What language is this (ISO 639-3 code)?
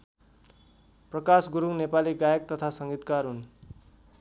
nep